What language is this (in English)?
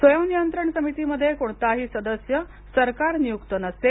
Marathi